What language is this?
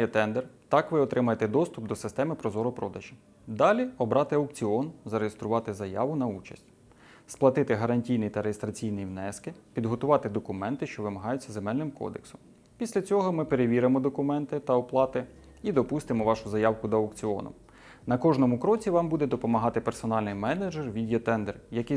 Ukrainian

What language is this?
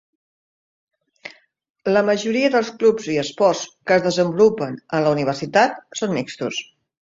Catalan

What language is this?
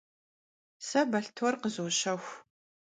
Kabardian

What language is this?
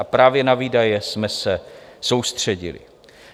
Czech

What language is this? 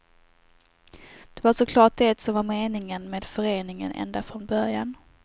Swedish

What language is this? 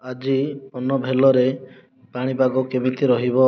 Odia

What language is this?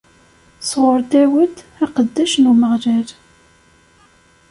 Kabyle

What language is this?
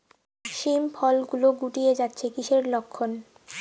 Bangla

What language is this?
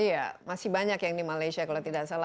Indonesian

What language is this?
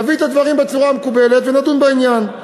Hebrew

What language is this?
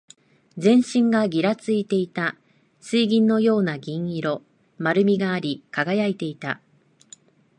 Japanese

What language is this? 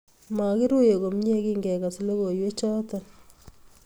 Kalenjin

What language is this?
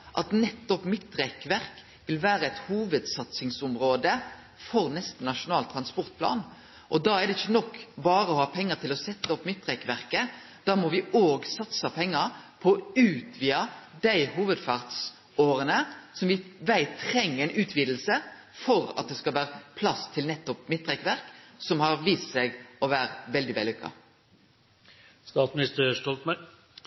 Norwegian Nynorsk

